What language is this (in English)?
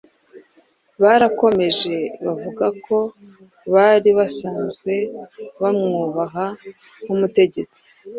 Kinyarwanda